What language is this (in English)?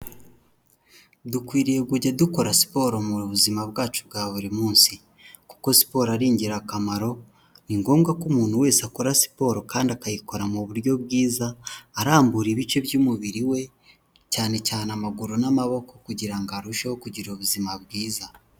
Kinyarwanda